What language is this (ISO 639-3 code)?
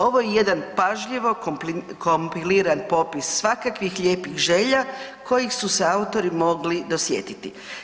hrv